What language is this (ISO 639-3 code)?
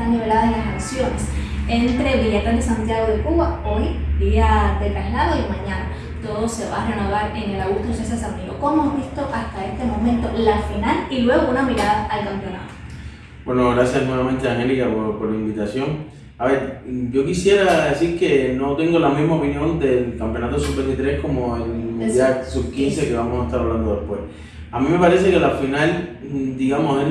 spa